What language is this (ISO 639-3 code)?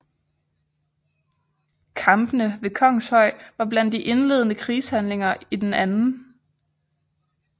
dan